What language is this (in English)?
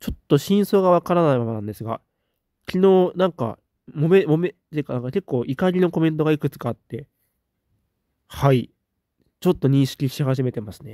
Japanese